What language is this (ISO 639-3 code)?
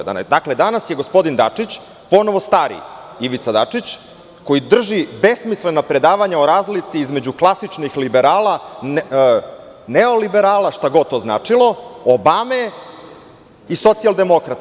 srp